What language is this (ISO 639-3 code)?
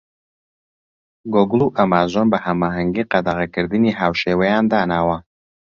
ckb